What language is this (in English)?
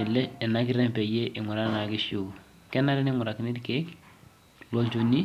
Masai